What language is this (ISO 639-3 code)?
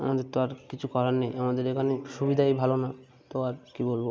ben